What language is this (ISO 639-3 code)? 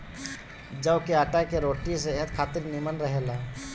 bho